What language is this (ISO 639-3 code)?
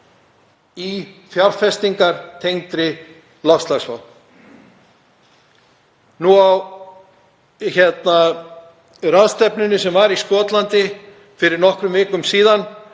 isl